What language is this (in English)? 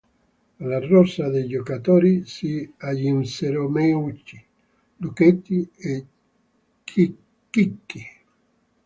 Italian